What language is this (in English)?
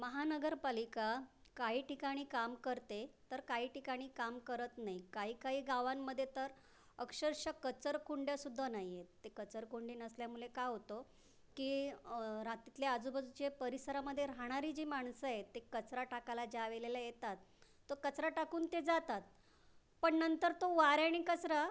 Marathi